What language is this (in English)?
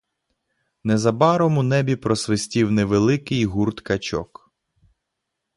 Ukrainian